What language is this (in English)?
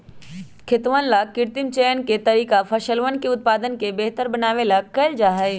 Magahi